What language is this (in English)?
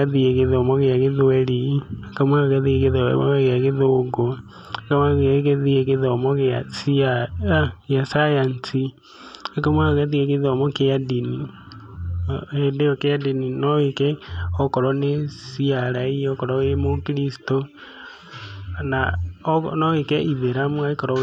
Kikuyu